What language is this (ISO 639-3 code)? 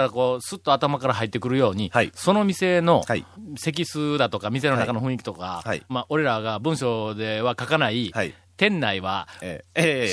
jpn